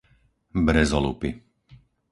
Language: Slovak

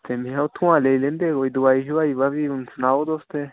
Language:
Dogri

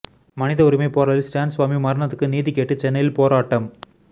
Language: Tamil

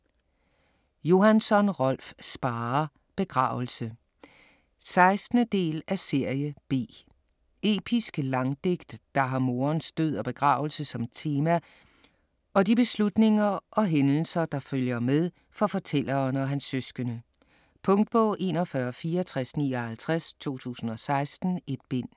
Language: Danish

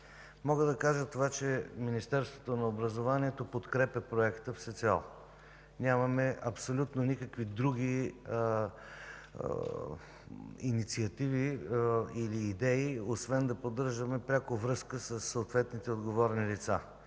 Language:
Bulgarian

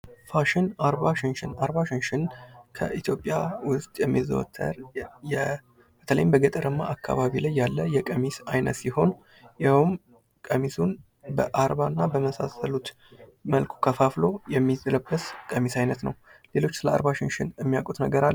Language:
Amharic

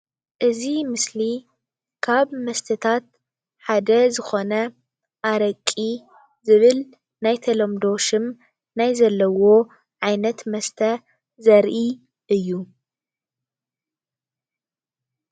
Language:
Tigrinya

